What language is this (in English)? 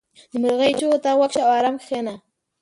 Pashto